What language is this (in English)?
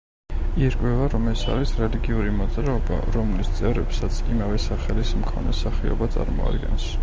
Georgian